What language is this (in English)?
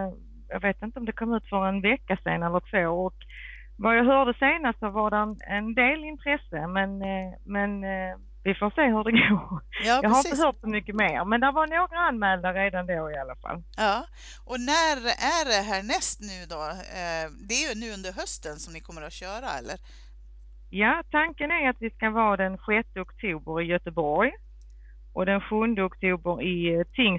Swedish